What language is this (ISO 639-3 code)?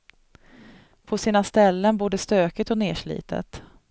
swe